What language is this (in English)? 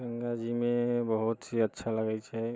Maithili